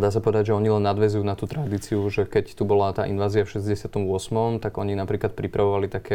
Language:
Slovak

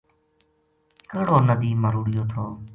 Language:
Gujari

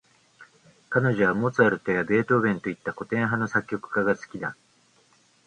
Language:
Japanese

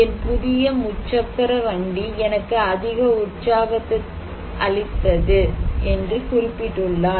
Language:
Tamil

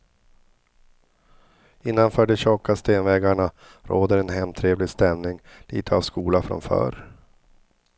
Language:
Swedish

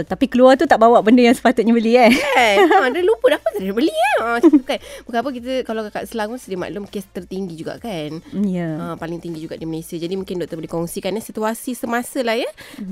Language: Malay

